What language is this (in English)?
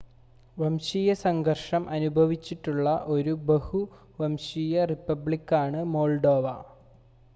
Malayalam